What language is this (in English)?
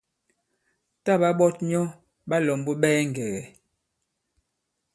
Bankon